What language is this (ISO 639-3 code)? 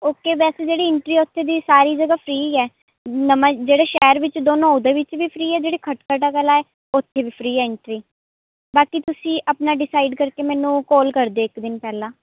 pan